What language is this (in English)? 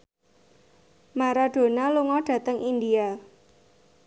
Javanese